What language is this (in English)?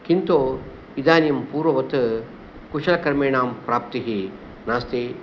Sanskrit